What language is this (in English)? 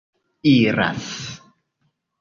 Esperanto